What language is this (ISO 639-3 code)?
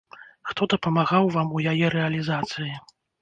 bel